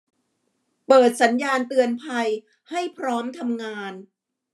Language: Thai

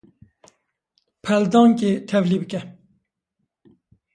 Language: Kurdish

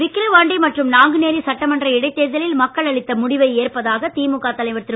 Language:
Tamil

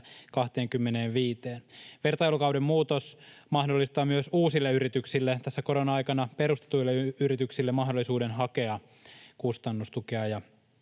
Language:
Finnish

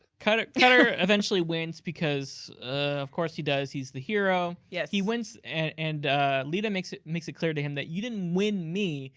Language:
English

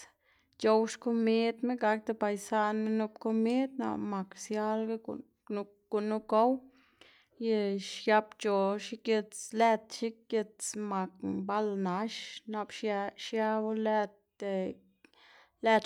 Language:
Xanaguía Zapotec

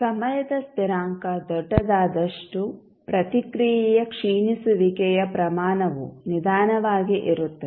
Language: Kannada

